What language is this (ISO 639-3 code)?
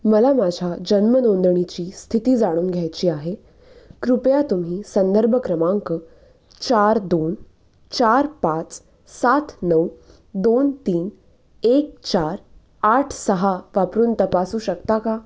mar